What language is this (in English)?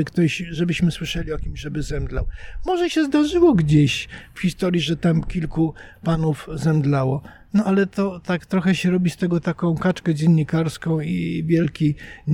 Polish